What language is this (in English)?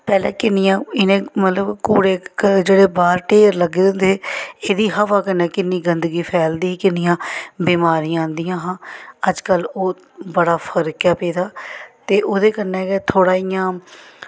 Dogri